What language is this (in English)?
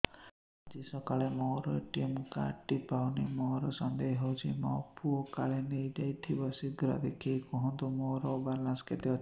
Odia